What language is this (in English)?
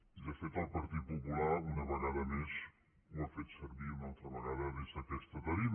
Catalan